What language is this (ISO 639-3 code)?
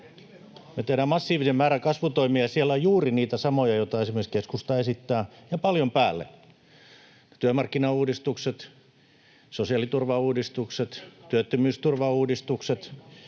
fin